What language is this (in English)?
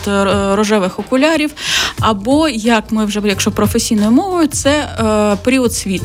Ukrainian